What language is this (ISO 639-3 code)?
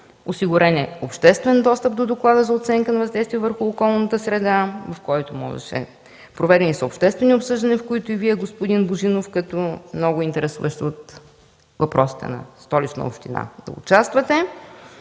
bul